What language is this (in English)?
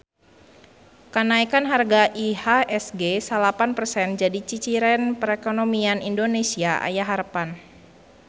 Sundanese